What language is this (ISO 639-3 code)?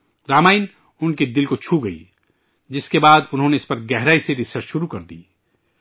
urd